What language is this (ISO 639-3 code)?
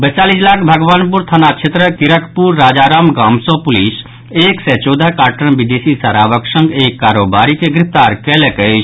mai